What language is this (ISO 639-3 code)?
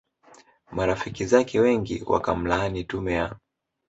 swa